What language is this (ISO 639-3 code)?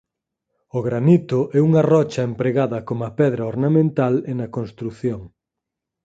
glg